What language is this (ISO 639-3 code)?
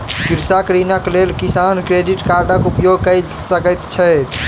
mai